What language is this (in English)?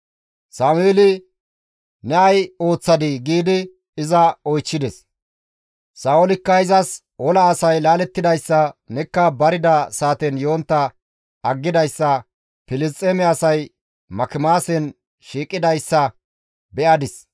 Gamo